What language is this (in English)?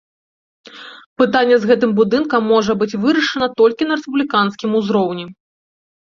Belarusian